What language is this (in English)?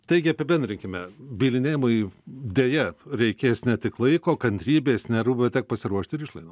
Lithuanian